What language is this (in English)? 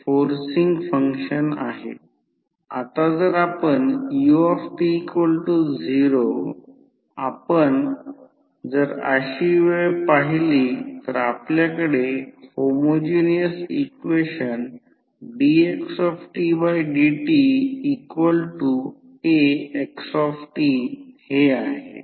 Marathi